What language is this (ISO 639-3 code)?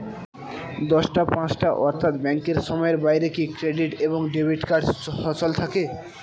ben